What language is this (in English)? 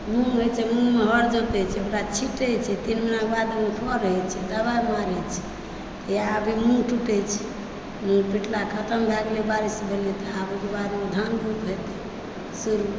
Maithili